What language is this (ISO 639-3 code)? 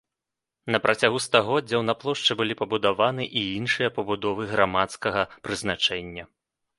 bel